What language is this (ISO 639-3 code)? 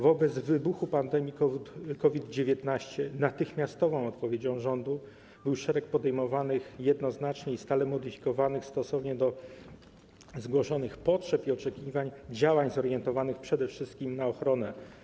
pol